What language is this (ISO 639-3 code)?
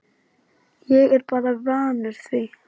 isl